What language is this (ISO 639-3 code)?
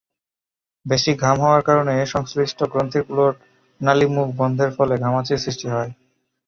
ben